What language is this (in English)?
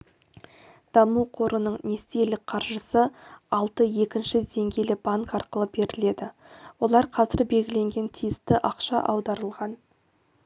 Kazakh